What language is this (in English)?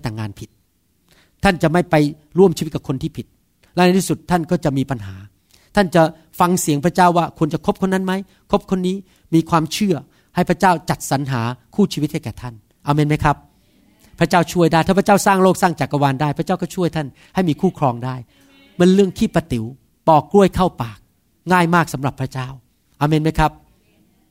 Thai